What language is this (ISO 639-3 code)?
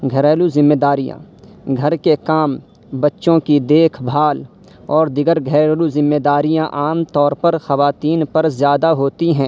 urd